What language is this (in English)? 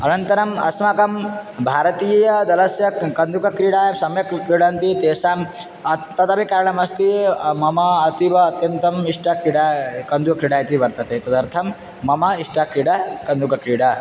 Sanskrit